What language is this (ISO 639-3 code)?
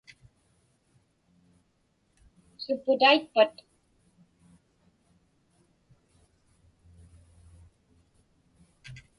ipk